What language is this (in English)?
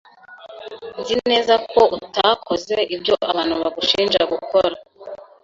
Kinyarwanda